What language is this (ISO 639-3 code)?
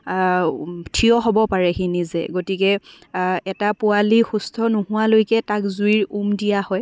asm